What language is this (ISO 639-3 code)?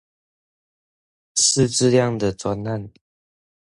zho